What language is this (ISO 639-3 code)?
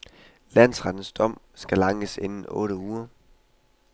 dan